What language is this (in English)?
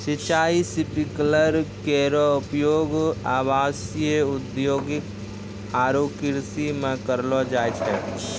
Maithili